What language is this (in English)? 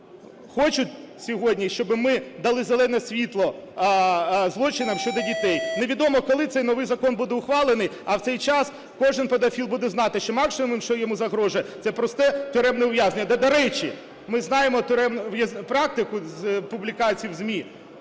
Ukrainian